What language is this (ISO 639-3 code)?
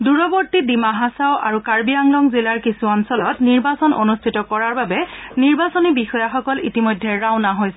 asm